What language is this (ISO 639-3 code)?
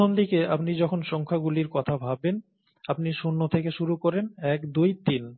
ben